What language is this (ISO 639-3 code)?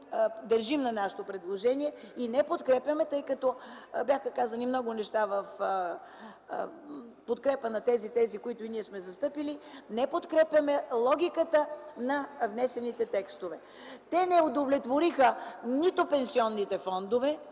bul